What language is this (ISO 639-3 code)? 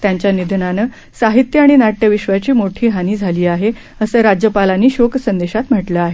mar